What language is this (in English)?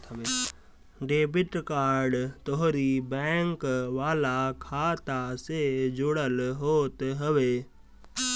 Bhojpuri